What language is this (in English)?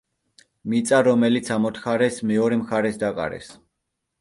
Georgian